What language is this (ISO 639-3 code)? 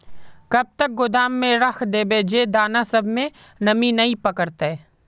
mag